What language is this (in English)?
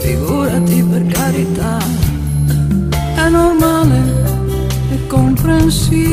Romanian